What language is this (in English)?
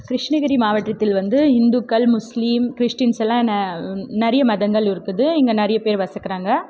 Tamil